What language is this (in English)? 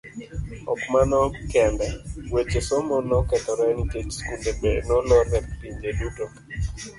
Luo (Kenya and Tanzania)